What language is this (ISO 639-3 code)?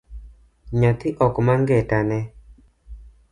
luo